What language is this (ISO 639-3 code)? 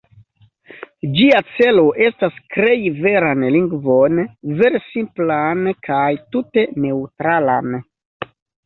epo